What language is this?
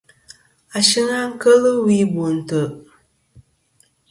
Kom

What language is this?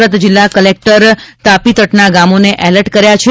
Gujarati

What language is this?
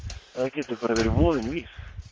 Icelandic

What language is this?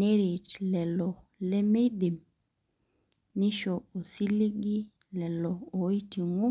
Masai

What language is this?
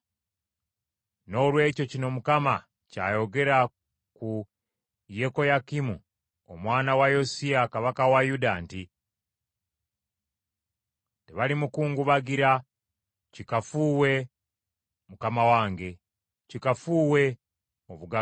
Ganda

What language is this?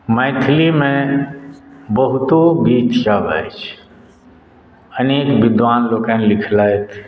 Maithili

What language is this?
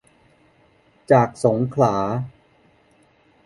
Thai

